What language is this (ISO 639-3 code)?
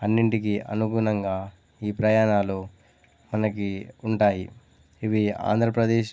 tel